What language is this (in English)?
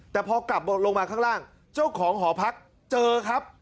Thai